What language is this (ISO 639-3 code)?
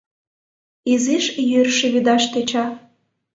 chm